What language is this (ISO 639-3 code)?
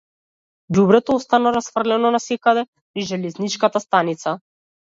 mkd